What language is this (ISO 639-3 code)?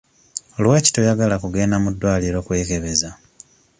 lug